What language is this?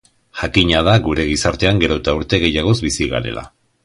Basque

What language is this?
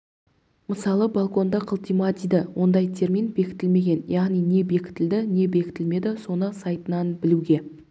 Kazakh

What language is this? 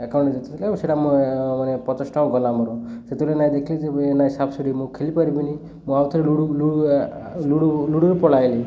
Odia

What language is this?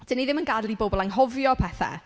Welsh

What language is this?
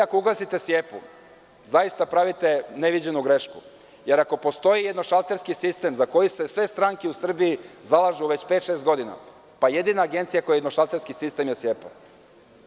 Serbian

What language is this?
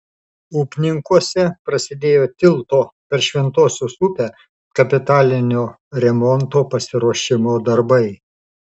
Lithuanian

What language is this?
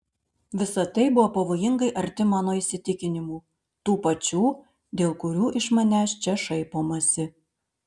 Lithuanian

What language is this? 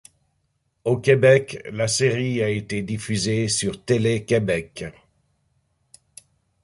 French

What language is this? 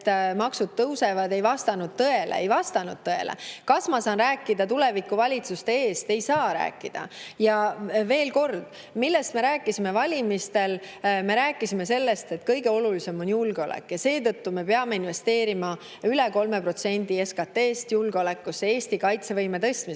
Estonian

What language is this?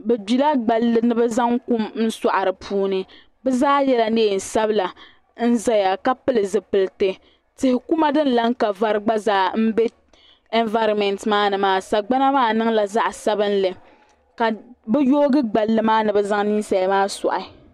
Dagbani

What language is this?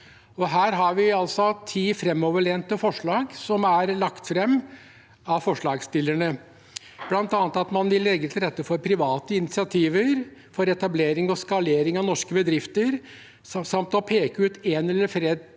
Norwegian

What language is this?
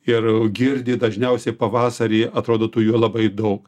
Lithuanian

